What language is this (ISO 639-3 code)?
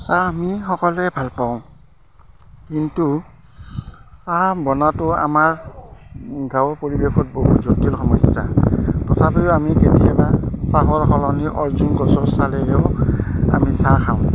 asm